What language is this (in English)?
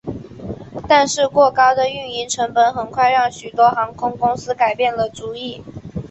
Chinese